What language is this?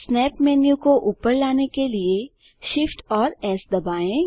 Hindi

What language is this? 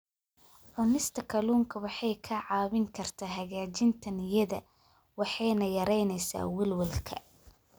Somali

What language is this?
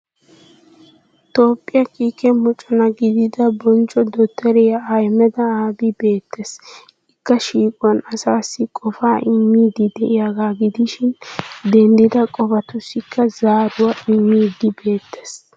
Wolaytta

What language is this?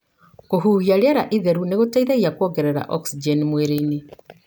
Kikuyu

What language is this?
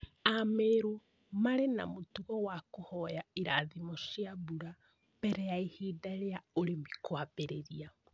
Kikuyu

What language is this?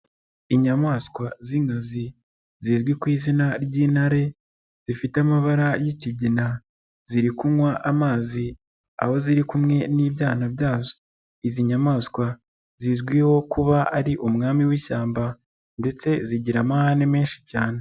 Kinyarwanda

